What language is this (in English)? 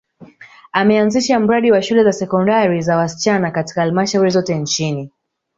Swahili